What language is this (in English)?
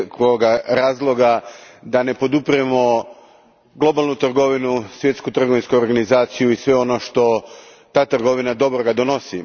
Croatian